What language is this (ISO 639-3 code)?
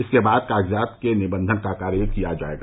hin